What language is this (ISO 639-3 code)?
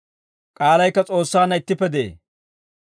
dwr